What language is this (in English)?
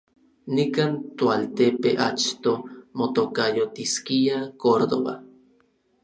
Orizaba Nahuatl